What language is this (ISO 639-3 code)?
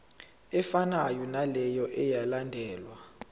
zul